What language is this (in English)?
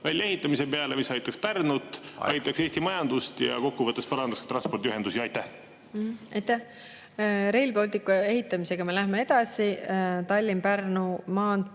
Estonian